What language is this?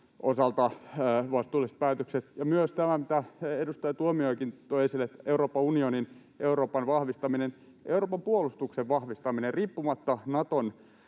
Finnish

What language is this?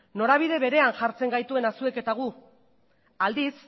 Basque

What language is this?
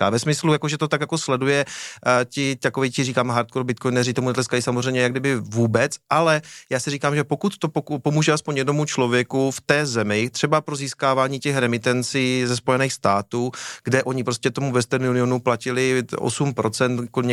Czech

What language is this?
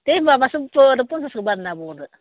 Bodo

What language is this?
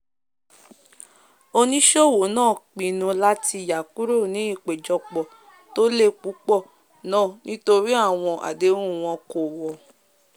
Yoruba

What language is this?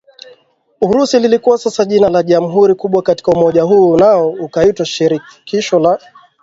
Swahili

